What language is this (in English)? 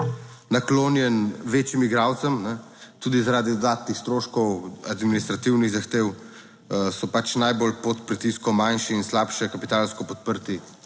Slovenian